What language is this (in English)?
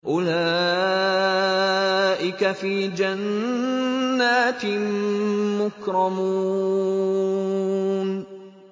Arabic